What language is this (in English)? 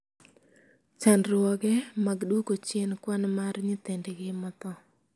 Luo (Kenya and Tanzania)